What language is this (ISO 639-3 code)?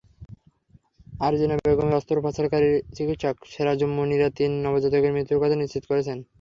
ben